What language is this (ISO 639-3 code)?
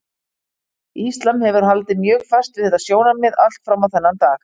isl